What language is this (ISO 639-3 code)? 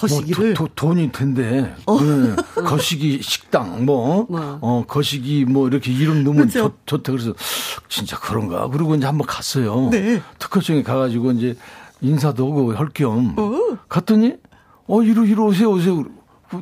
kor